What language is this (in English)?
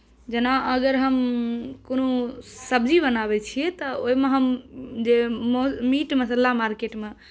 Maithili